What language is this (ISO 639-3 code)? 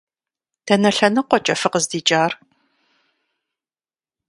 kbd